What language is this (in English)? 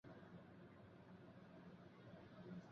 Chinese